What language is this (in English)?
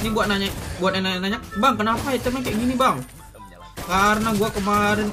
Indonesian